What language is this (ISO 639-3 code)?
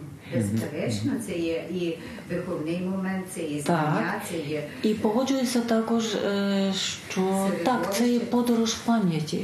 ukr